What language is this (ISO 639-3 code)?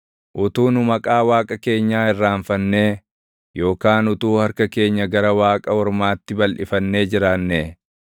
orm